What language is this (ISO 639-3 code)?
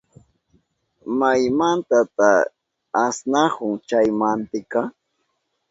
qup